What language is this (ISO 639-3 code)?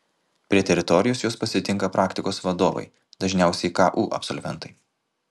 lit